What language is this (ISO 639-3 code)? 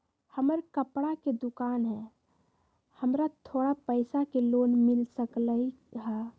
mag